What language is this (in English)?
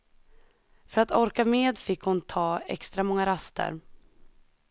Swedish